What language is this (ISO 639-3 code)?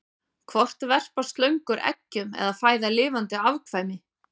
isl